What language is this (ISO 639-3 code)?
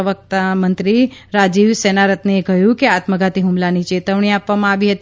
guj